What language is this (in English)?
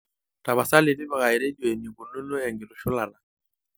Masai